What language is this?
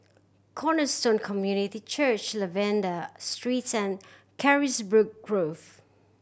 English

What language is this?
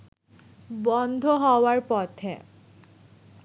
Bangla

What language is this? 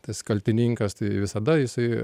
Lithuanian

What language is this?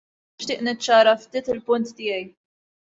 Maltese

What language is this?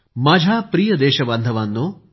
Marathi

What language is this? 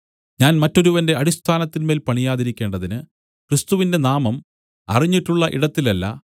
Malayalam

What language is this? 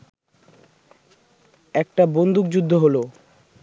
Bangla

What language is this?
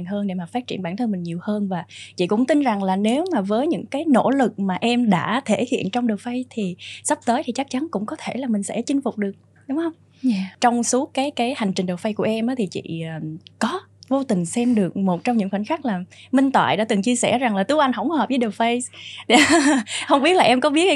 Vietnamese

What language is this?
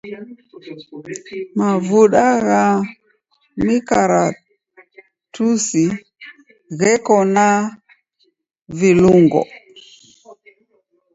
Taita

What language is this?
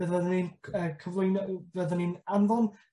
Welsh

